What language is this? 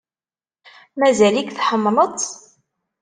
Kabyle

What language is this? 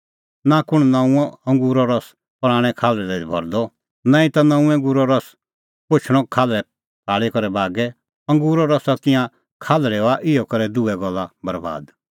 Kullu Pahari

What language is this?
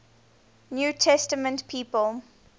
English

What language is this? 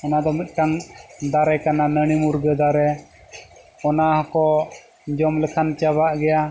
Santali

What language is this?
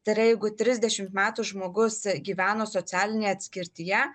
Lithuanian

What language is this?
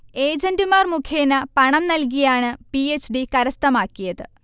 Malayalam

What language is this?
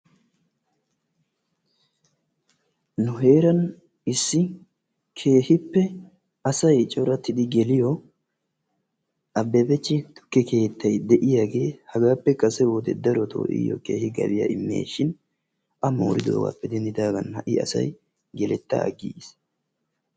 Wolaytta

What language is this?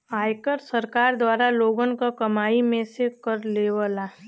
Bhojpuri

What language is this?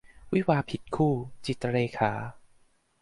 Thai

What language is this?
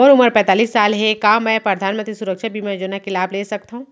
Chhattisgarhi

